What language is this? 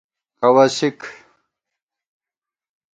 Gawar-Bati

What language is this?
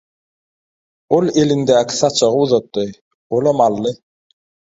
Turkmen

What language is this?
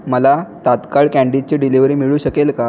Marathi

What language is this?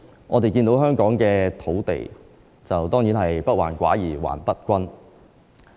Cantonese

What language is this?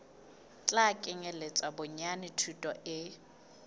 Southern Sotho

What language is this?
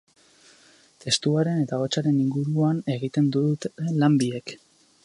Basque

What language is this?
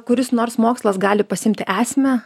Lithuanian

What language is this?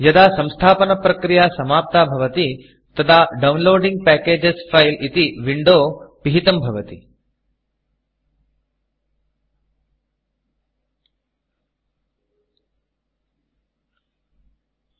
Sanskrit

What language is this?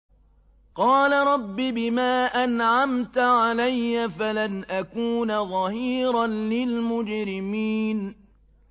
Arabic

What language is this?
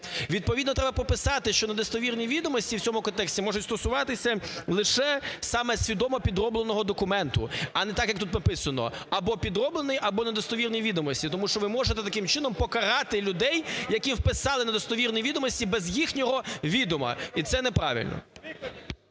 Ukrainian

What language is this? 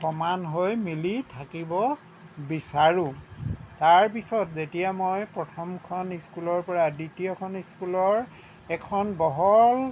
Assamese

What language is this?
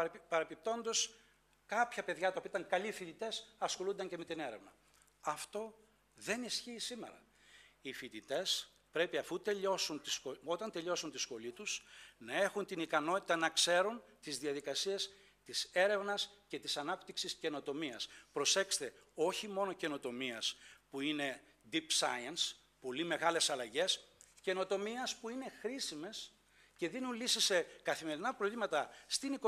Greek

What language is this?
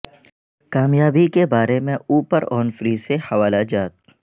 Urdu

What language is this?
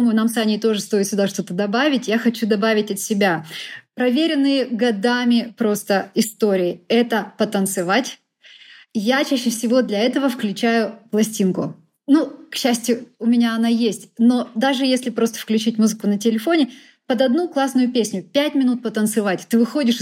Russian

